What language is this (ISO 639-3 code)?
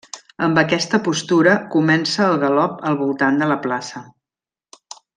cat